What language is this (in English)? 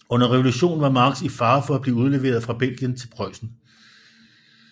Danish